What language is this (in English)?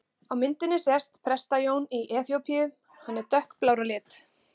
Icelandic